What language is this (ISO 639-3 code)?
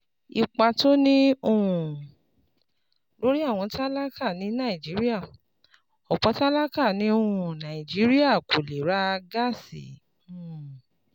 yor